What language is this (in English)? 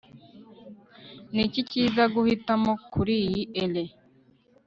Kinyarwanda